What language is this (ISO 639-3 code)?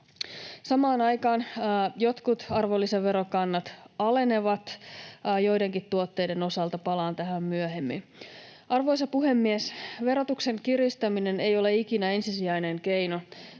fin